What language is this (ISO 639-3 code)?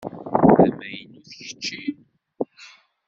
kab